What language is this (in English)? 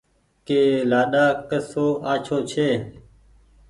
Goaria